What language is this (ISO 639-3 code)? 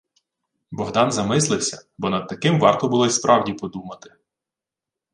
ukr